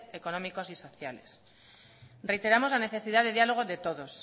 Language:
Spanish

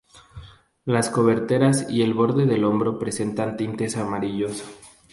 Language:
Spanish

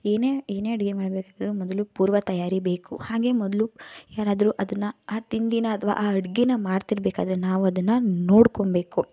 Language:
Kannada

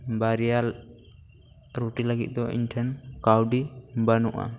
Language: Santali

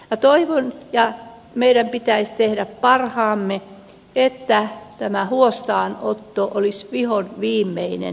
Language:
Finnish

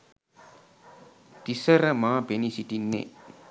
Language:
Sinhala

